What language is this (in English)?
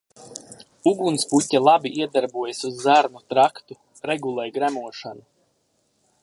Latvian